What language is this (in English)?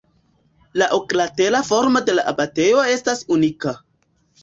Esperanto